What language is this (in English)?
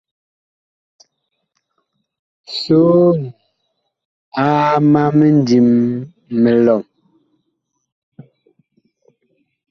Bakoko